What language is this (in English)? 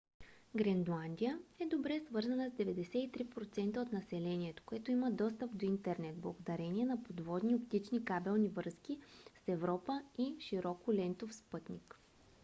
Bulgarian